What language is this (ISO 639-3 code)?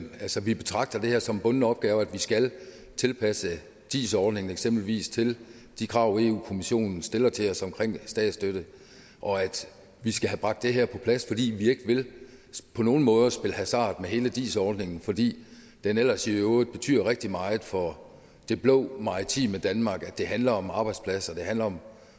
dan